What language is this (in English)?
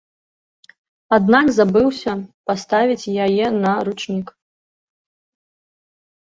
Belarusian